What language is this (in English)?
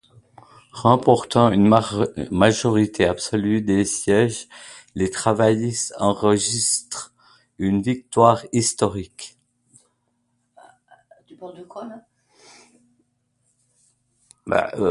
French